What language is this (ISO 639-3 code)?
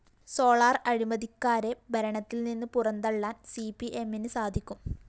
mal